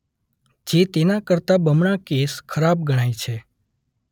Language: Gujarati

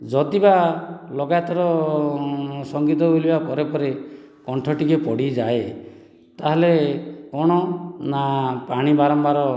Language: Odia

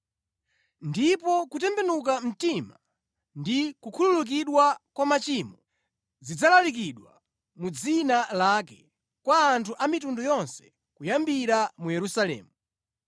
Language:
Nyanja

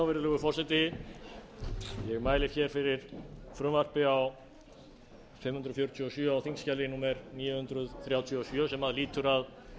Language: Icelandic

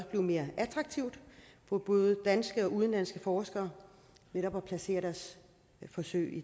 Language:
Danish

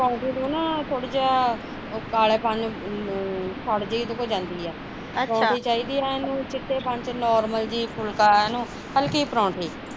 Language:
Punjabi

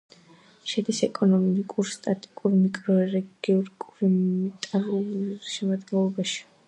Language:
Georgian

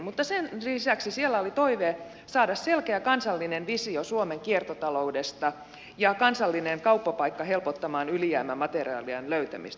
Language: Finnish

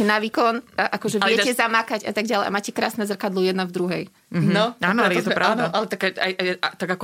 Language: Slovak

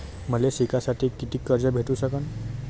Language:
Marathi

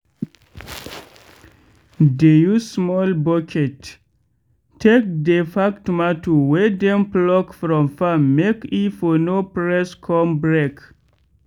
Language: Nigerian Pidgin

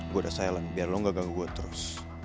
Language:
Indonesian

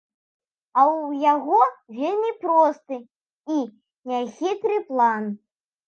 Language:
Belarusian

